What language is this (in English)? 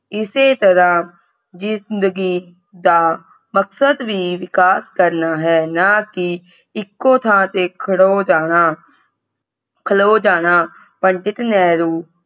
Punjabi